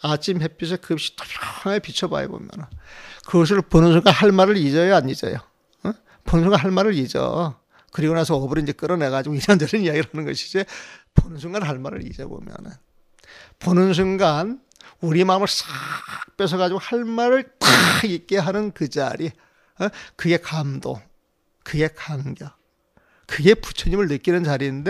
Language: Korean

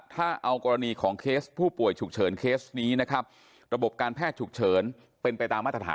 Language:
Thai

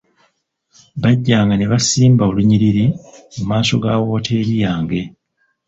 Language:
Ganda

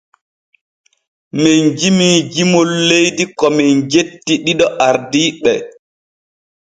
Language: Borgu Fulfulde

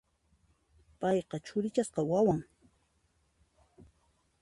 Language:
Puno Quechua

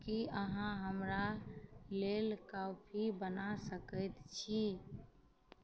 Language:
Maithili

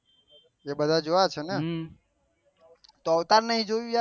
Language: Gujarati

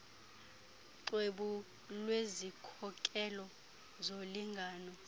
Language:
Xhosa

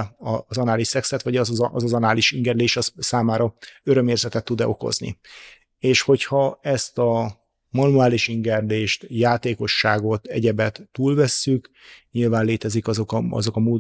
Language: Hungarian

